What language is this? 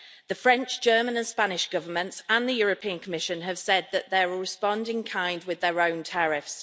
English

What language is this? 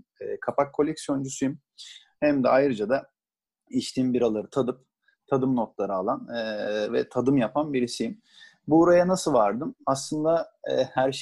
Turkish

